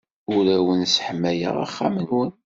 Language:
Kabyle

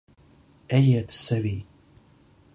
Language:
Latvian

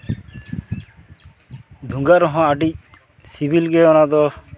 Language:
Santali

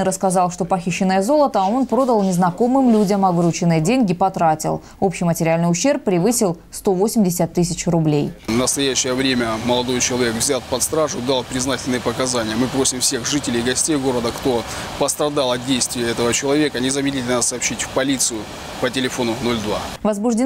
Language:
Russian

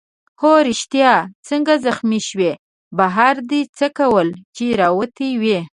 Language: Pashto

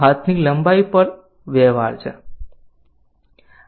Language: Gujarati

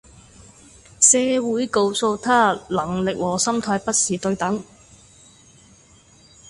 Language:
Cantonese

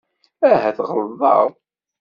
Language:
Kabyle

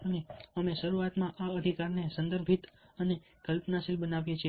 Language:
Gujarati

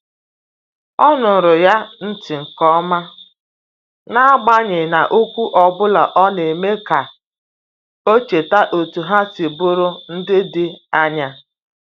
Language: Igbo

